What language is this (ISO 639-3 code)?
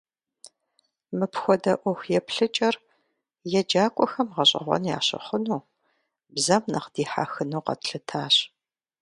kbd